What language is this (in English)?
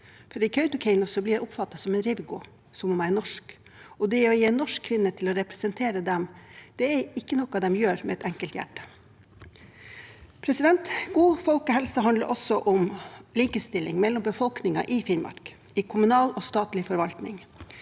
Norwegian